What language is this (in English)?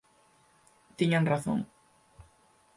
Galician